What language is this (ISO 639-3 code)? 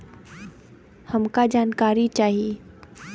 bho